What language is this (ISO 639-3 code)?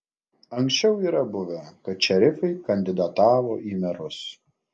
lit